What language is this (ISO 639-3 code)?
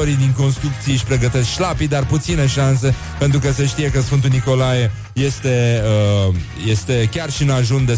ron